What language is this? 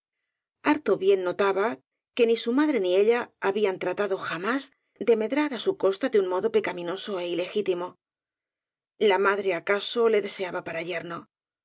Spanish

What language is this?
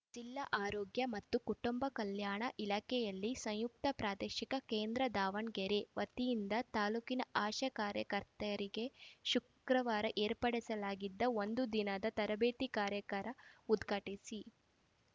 Kannada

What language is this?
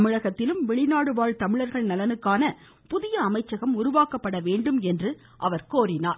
Tamil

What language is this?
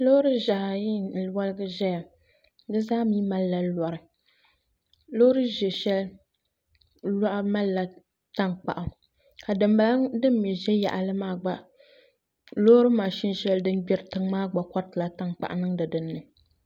Dagbani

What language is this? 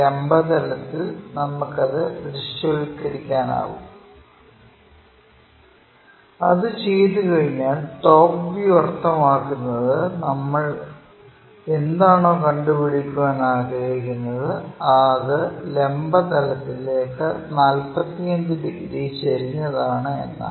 Malayalam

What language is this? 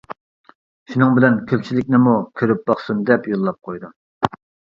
Uyghur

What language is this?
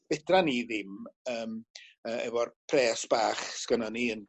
Welsh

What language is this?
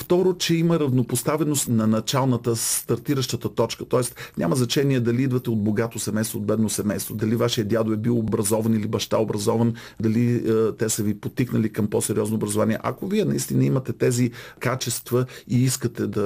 Bulgarian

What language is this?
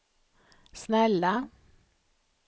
Swedish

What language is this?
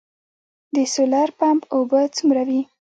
Pashto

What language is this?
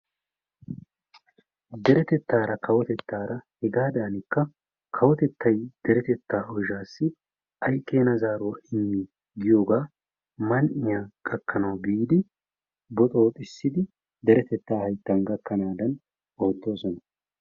Wolaytta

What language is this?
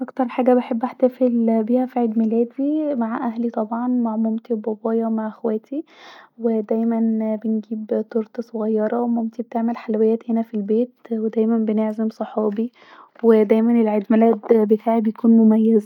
Egyptian Arabic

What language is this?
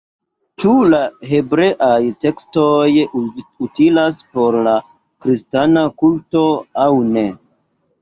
Esperanto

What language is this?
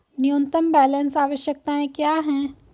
Hindi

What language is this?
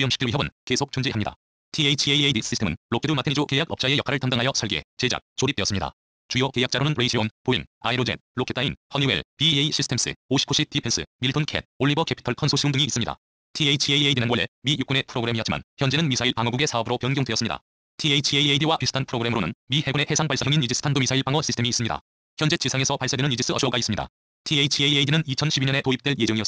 Korean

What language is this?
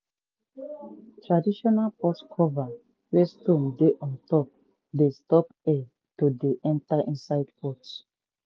Nigerian Pidgin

